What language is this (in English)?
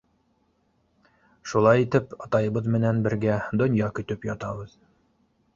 Bashkir